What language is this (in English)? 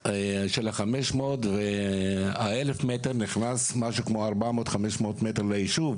Hebrew